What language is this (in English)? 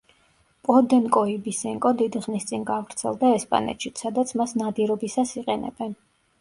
Georgian